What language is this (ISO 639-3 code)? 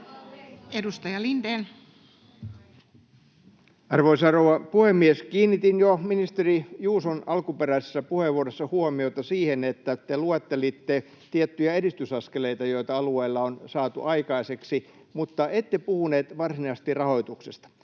fin